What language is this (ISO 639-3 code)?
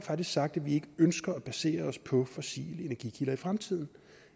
dan